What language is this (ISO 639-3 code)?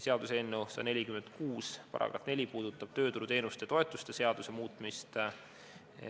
est